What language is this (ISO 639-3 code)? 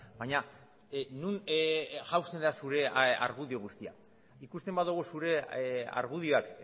eus